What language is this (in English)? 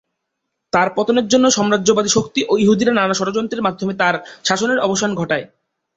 Bangla